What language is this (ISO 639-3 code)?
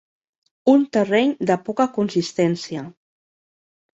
cat